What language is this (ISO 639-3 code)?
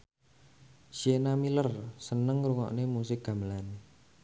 jav